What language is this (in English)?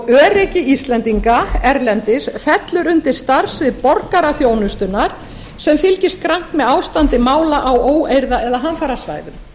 Icelandic